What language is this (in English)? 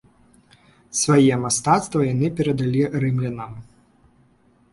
Belarusian